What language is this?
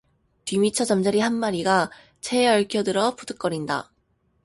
Korean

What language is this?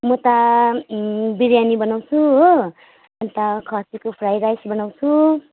Nepali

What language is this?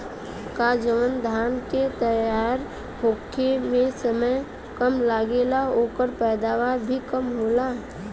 Bhojpuri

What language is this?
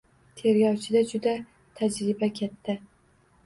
Uzbek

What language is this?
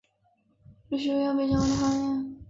Chinese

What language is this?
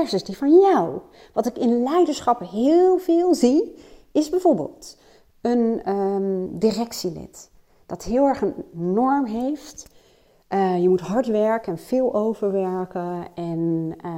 Dutch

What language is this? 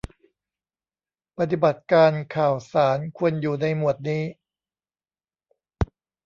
Thai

